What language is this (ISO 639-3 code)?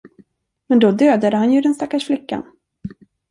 swe